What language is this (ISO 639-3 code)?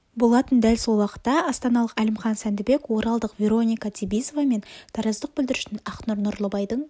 kaz